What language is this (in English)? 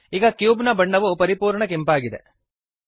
Kannada